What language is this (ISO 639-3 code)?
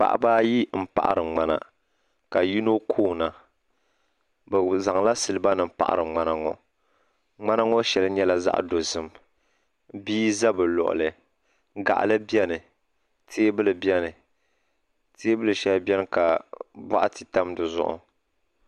dag